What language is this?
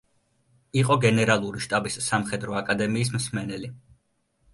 Georgian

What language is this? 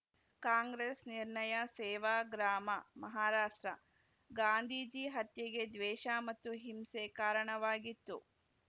Kannada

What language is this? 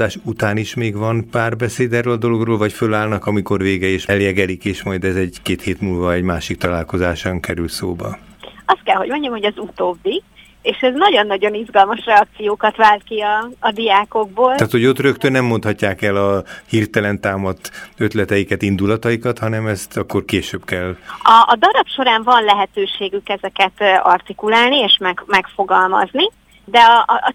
Hungarian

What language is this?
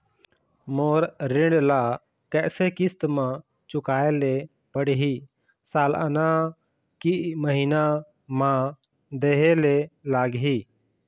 Chhattisgarhi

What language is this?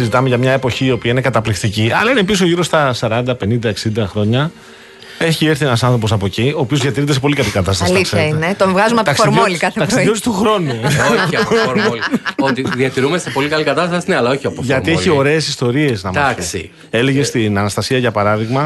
Greek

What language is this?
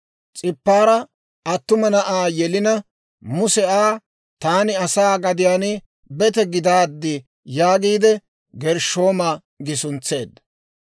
Dawro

